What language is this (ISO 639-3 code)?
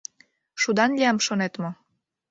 chm